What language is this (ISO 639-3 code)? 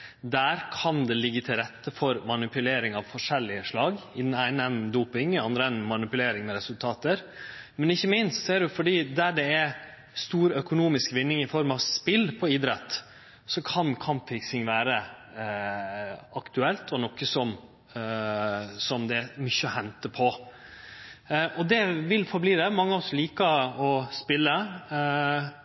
nno